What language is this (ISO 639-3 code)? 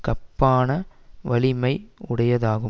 tam